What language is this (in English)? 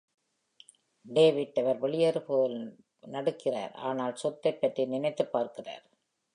Tamil